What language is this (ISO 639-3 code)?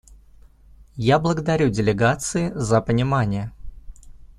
rus